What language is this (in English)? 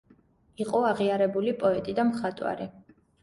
Georgian